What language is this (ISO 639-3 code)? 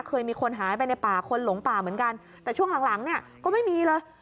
tha